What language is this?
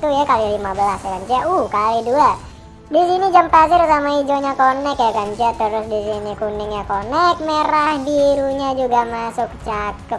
Indonesian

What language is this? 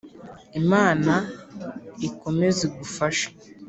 Kinyarwanda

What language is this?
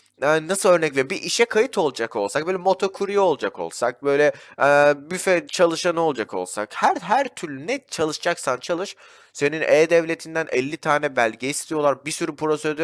Turkish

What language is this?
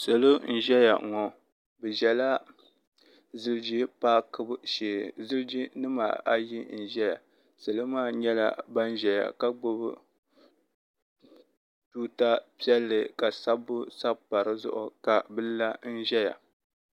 Dagbani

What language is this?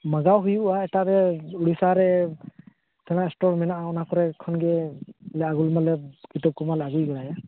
Santali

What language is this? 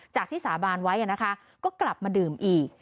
Thai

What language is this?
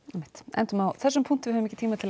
Icelandic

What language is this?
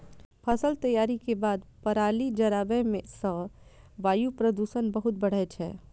Maithili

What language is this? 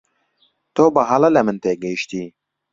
Central Kurdish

